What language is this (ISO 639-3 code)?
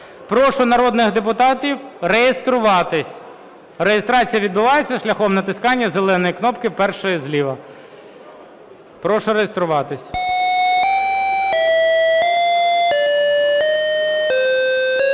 ukr